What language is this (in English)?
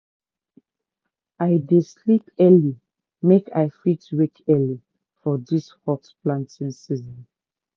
Nigerian Pidgin